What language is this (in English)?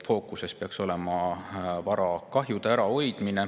Estonian